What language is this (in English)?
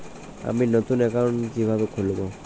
Bangla